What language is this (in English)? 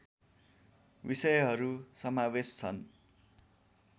Nepali